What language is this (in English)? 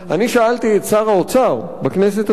Hebrew